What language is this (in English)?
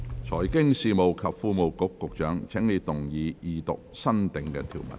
Cantonese